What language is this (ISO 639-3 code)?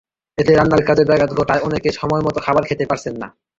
ben